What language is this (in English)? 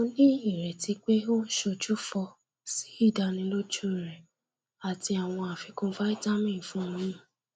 Yoruba